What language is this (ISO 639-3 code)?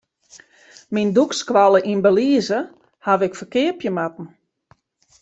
fry